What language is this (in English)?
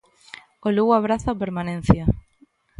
Galician